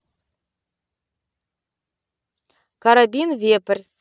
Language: Russian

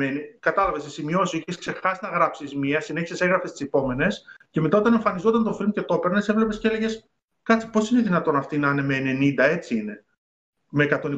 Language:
Greek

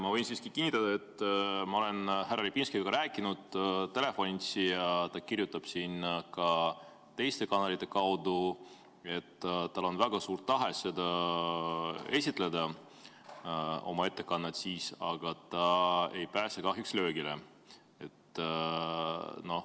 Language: Estonian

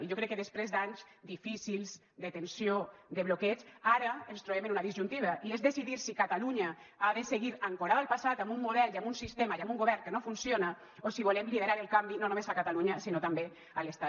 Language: Catalan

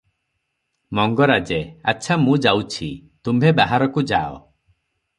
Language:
Odia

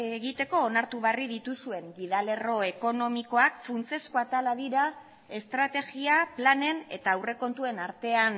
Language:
Basque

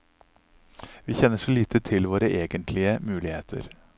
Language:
Norwegian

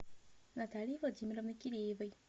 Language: Russian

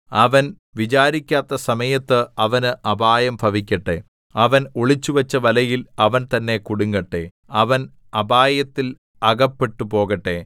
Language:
Malayalam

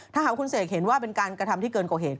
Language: Thai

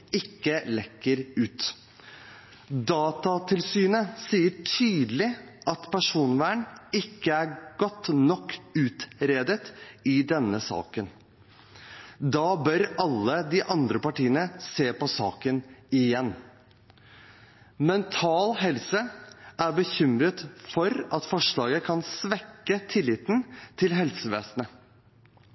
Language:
Norwegian Bokmål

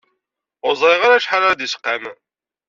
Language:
Kabyle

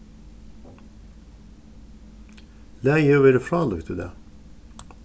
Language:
Faroese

